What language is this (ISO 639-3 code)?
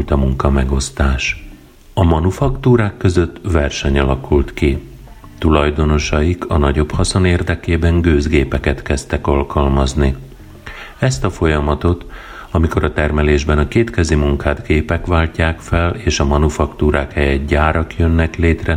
hun